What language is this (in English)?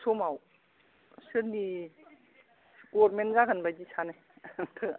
Bodo